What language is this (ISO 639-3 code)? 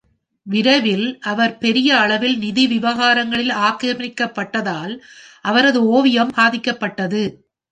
tam